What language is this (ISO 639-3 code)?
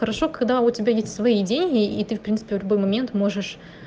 rus